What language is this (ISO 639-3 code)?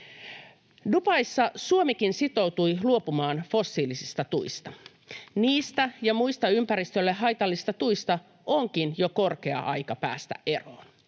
fin